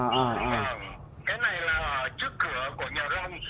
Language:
Vietnamese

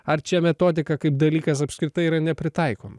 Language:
Lithuanian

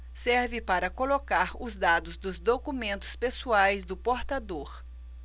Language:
Portuguese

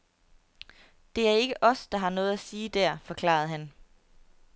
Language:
Danish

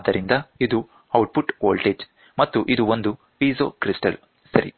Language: Kannada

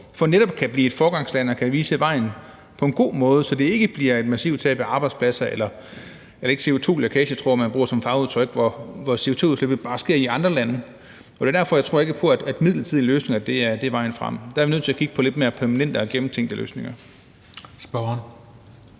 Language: Danish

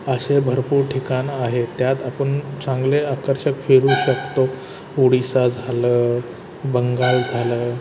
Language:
Marathi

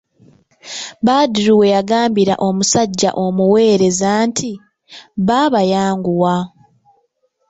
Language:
Ganda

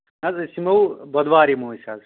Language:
Kashmiri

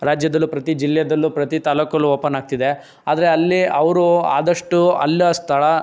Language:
Kannada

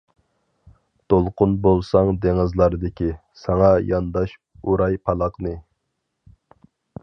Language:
Uyghur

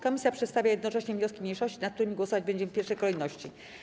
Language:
Polish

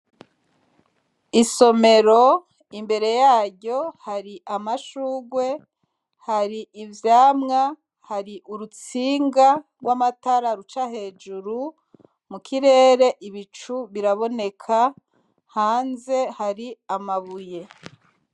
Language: Rundi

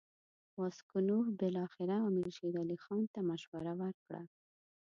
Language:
Pashto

